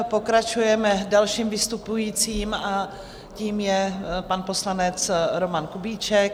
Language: Czech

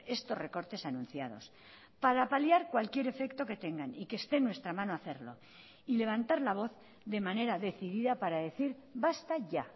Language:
Spanish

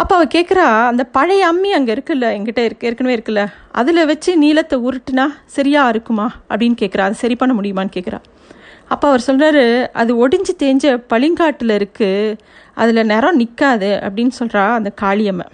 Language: Tamil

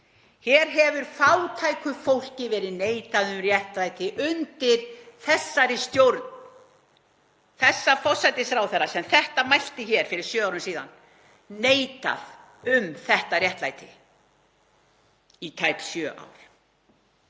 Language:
Icelandic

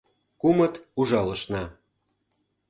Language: Mari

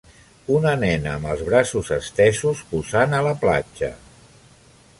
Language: Catalan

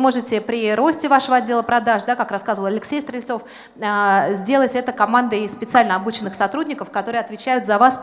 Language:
Russian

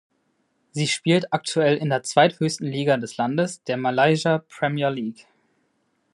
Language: German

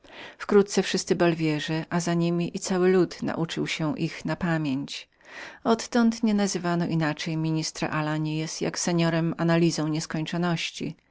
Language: Polish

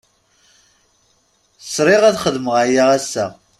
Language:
Kabyle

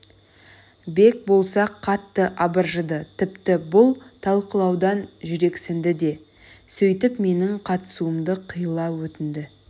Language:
Kazakh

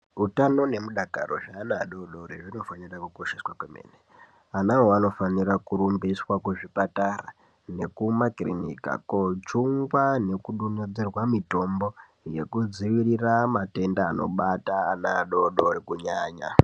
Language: Ndau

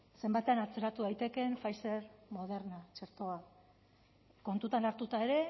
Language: Basque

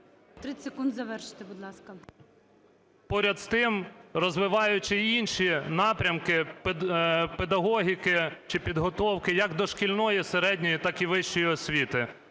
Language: Ukrainian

